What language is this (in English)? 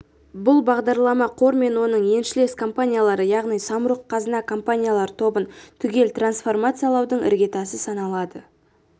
Kazakh